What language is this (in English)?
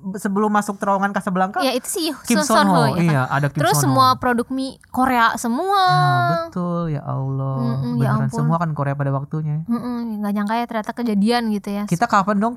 Indonesian